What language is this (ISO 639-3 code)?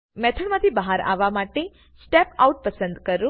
guj